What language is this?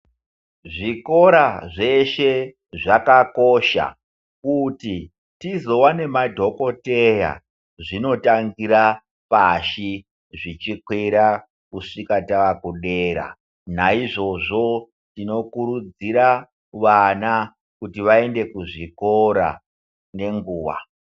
Ndau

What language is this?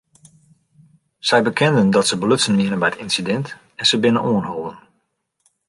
Western Frisian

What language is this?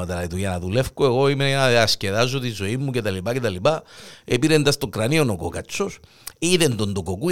Greek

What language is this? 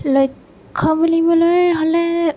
Assamese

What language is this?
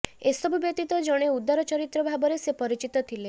Odia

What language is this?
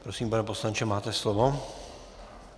Czech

